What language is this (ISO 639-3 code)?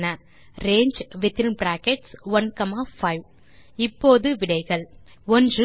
tam